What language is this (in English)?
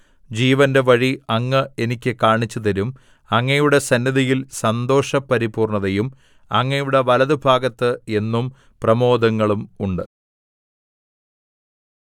Malayalam